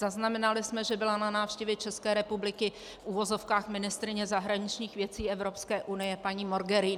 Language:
Czech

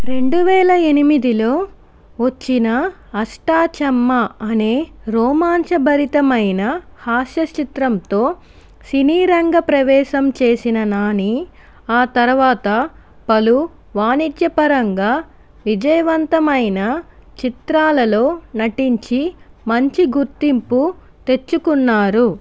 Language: Telugu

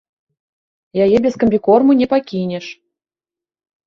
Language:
Belarusian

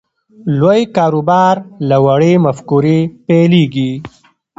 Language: Pashto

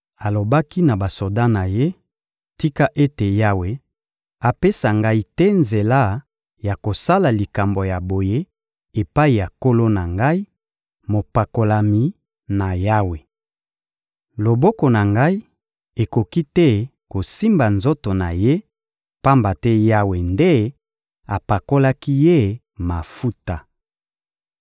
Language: Lingala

